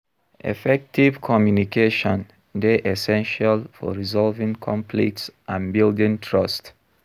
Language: Nigerian Pidgin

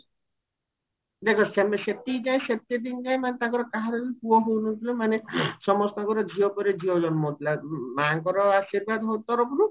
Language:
Odia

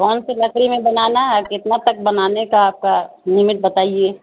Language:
Urdu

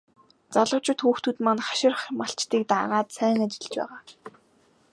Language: Mongolian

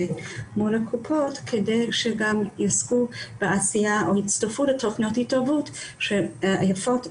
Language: Hebrew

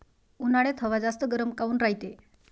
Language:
Marathi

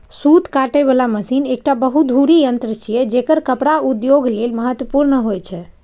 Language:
Maithili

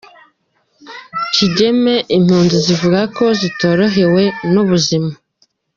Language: Kinyarwanda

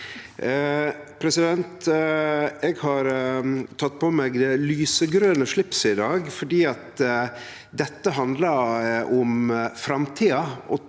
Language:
Norwegian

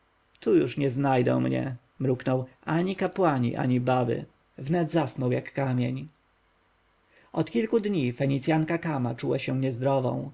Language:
Polish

